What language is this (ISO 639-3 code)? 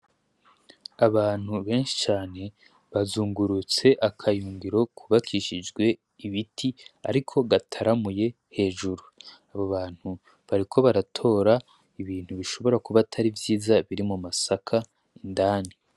run